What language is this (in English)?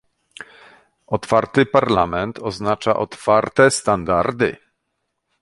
Polish